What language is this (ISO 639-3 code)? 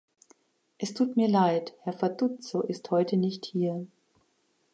deu